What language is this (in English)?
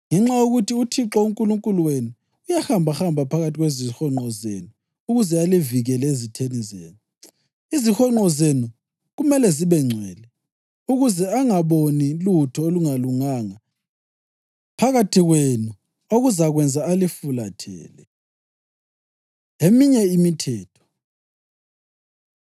North Ndebele